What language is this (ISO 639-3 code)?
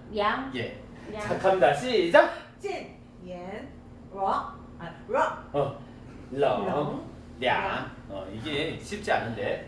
kor